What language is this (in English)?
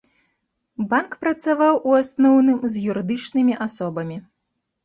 Belarusian